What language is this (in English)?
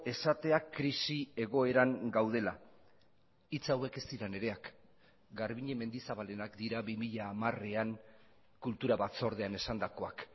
Basque